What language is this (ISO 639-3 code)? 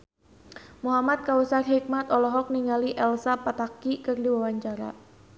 sun